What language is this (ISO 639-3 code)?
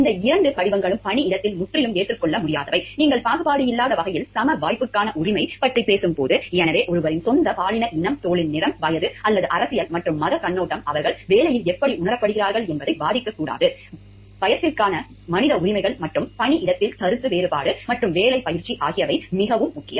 tam